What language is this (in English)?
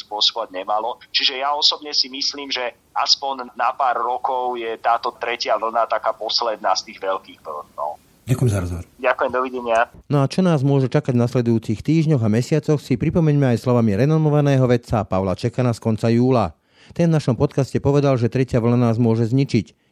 Slovak